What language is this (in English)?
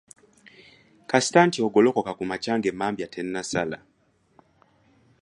Ganda